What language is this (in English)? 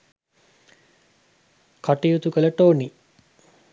Sinhala